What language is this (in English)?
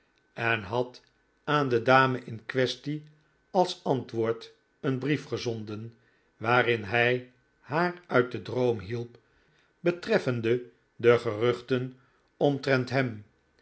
Dutch